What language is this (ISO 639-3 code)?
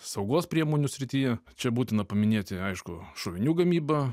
lit